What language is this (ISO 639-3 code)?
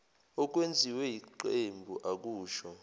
zul